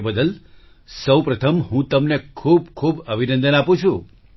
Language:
Gujarati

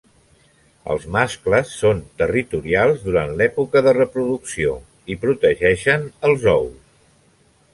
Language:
Catalan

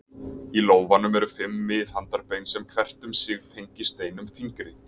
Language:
Icelandic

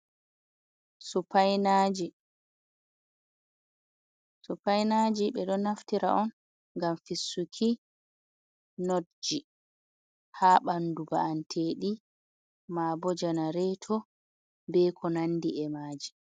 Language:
Fula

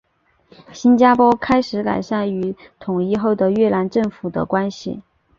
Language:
Chinese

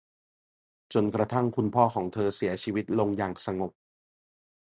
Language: Thai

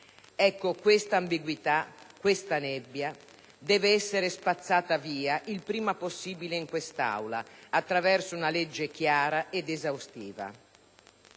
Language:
Italian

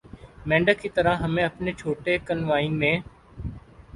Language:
Urdu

